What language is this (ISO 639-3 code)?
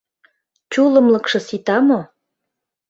chm